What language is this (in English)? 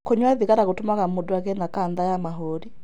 Kikuyu